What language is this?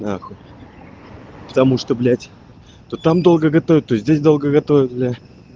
Russian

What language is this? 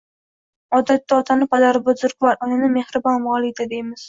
Uzbek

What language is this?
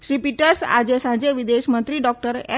Gujarati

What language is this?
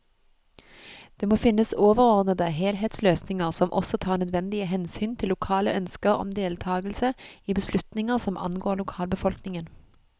Norwegian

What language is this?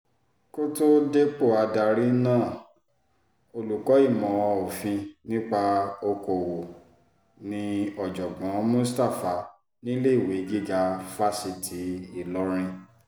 Yoruba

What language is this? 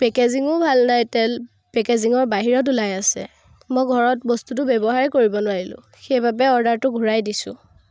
Assamese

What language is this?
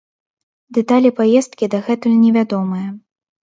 Belarusian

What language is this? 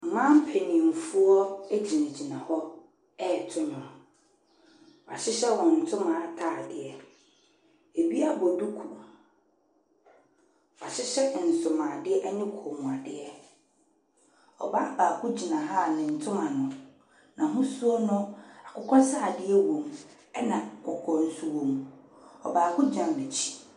Akan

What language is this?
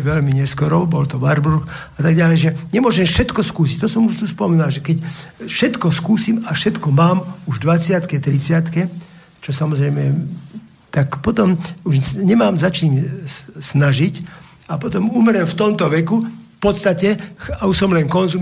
Slovak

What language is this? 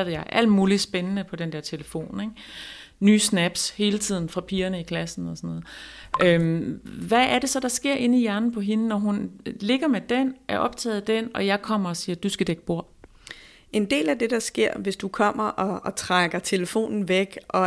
Danish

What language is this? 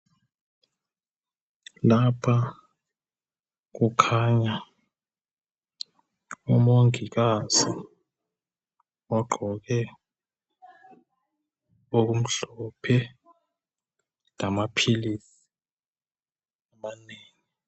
North Ndebele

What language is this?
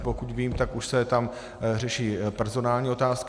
Czech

